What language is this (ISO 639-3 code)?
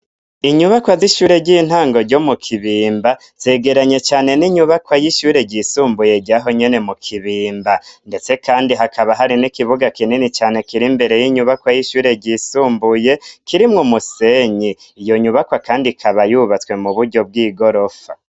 run